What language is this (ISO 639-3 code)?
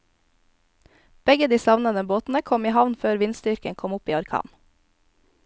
nor